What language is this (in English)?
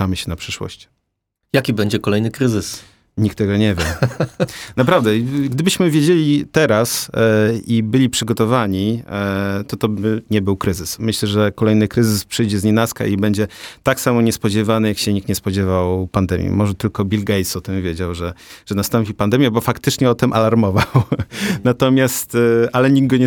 Polish